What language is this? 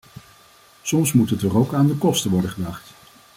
Dutch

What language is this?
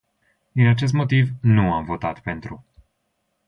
Romanian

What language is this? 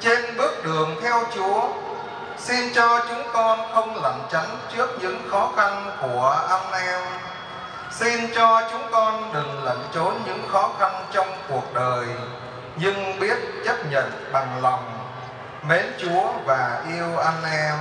Vietnamese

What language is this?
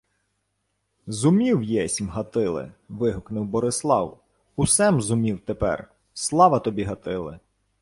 Ukrainian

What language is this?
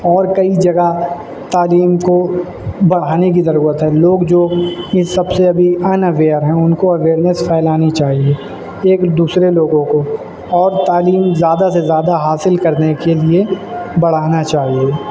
Urdu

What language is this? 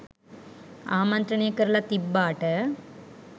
Sinhala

